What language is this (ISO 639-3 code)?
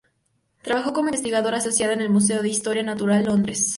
spa